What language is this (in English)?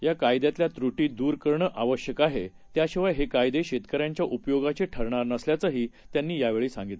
Marathi